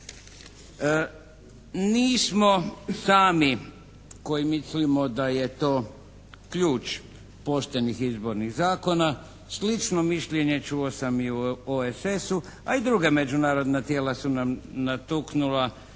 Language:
Croatian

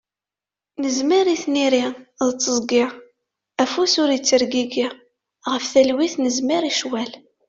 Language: Kabyle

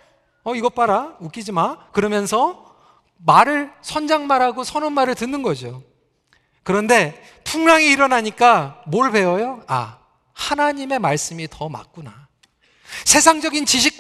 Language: Korean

